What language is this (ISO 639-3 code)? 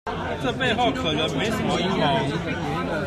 zho